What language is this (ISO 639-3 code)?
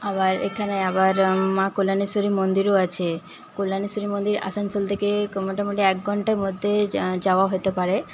ben